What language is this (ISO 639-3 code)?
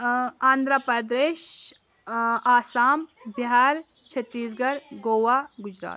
kas